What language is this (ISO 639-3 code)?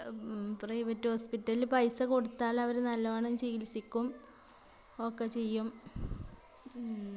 mal